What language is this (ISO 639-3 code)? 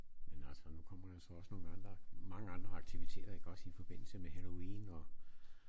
dan